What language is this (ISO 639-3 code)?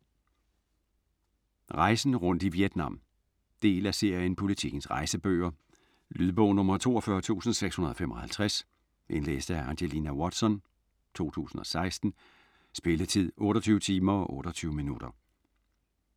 dan